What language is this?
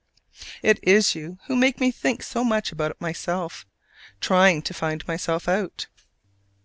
English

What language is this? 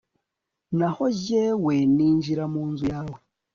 Kinyarwanda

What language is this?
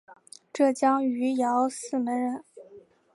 Chinese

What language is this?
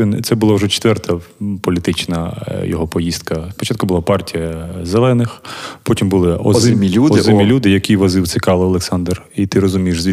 Ukrainian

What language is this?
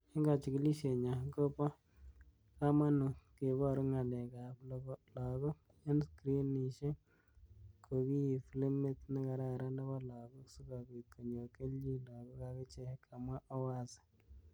Kalenjin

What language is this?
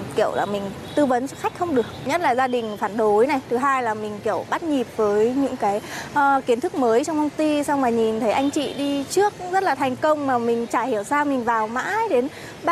Vietnamese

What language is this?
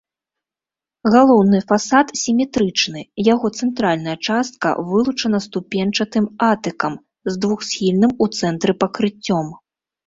Belarusian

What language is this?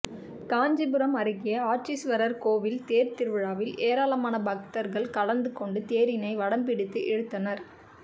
Tamil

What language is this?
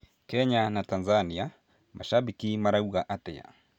Kikuyu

